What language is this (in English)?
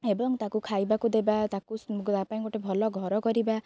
Odia